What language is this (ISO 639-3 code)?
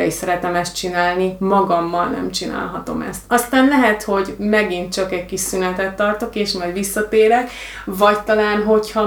hun